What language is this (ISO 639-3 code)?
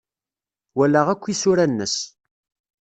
kab